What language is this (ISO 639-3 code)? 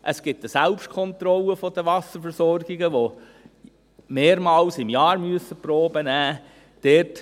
gsw